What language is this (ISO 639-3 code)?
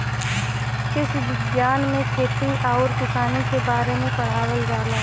bho